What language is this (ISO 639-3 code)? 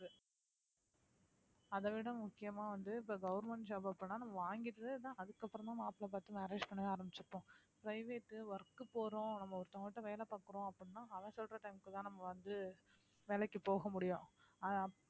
tam